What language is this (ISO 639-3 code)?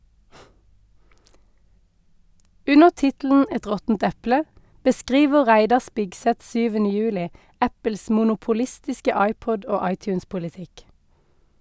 nor